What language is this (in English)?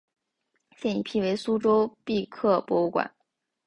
Chinese